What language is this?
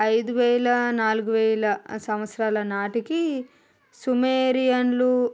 Telugu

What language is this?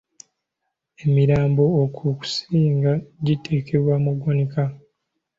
Ganda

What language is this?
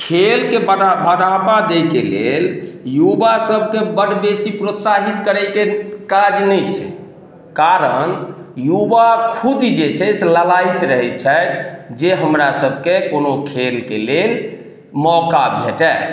Maithili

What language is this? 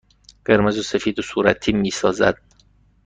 Persian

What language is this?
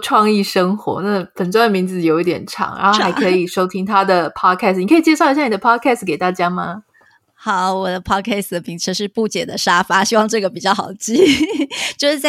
Chinese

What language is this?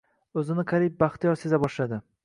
Uzbek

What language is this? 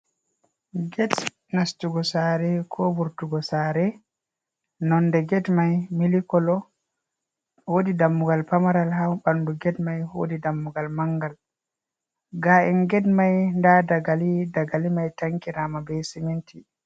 Fula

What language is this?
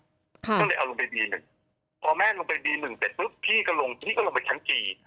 Thai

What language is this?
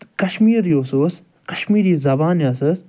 Kashmiri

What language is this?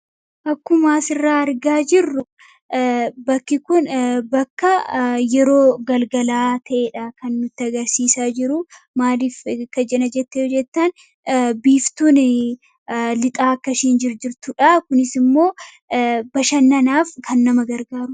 Oromo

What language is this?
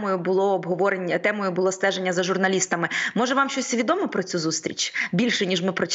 Ukrainian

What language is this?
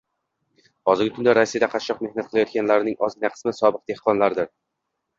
Uzbek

